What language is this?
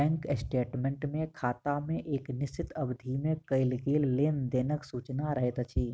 Maithili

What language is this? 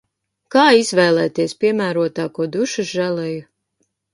Latvian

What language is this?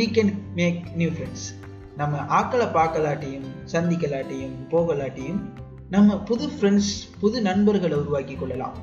Tamil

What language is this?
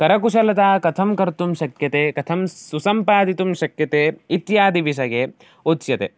Sanskrit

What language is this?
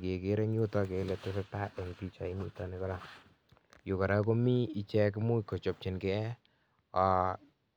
Kalenjin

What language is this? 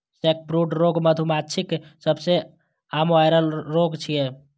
Maithili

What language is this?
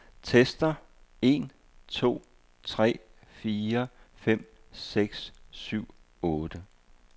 Danish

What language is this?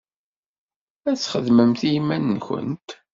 Kabyle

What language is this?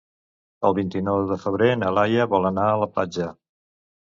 Catalan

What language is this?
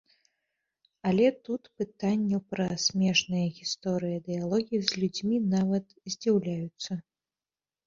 Belarusian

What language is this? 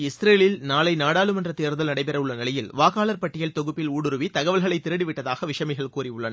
Tamil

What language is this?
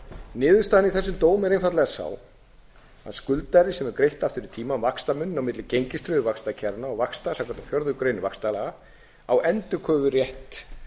Icelandic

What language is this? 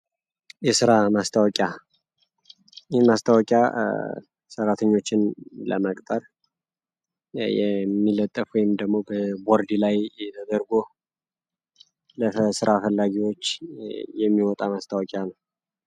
Amharic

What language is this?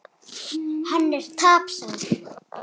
Icelandic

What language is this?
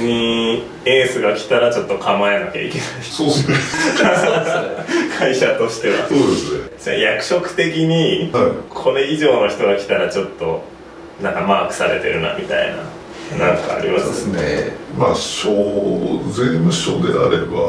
Japanese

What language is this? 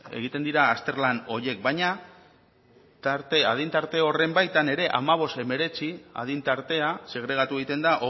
Basque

